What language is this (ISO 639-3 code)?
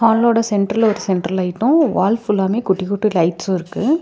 tam